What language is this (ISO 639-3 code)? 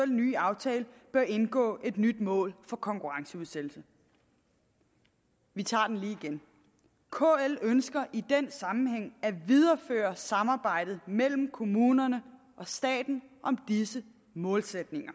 dan